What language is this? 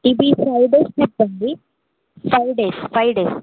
Telugu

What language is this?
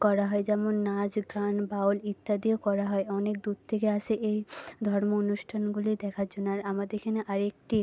Bangla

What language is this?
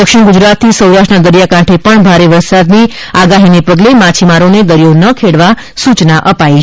Gujarati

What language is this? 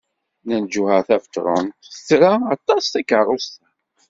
Kabyle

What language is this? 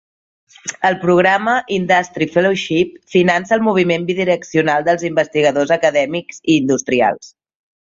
Catalan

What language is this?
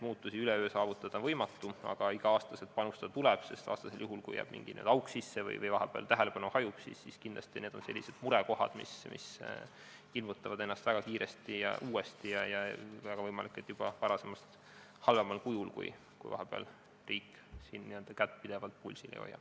Estonian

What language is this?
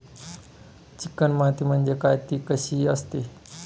Marathi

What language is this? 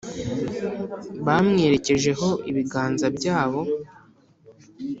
Kinyarwanda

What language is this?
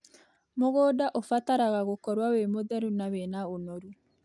Kikuyu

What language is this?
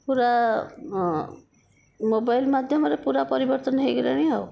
Odia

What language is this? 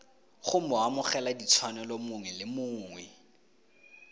Tswana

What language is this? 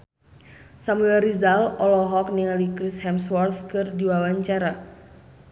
Sundanese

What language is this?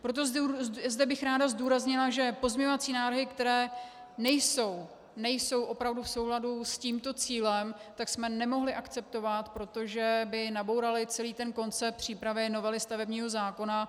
Czech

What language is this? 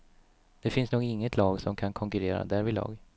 Swedish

